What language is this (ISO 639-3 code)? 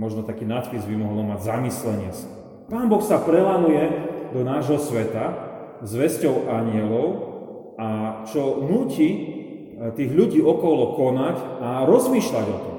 slk